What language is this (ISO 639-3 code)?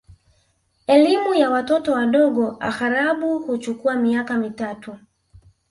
swa